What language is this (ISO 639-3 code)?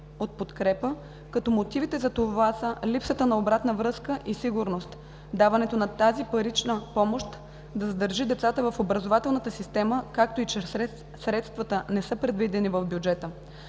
bul